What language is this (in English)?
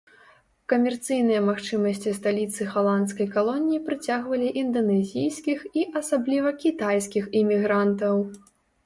Belarusian